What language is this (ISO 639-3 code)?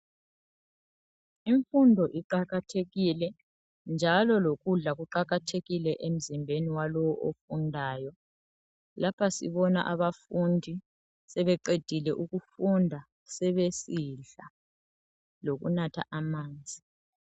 nde